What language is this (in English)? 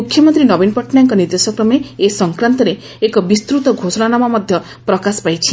Odia